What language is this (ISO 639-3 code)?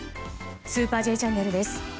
jpn